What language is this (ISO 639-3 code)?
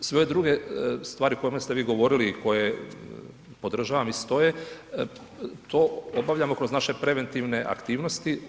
hrv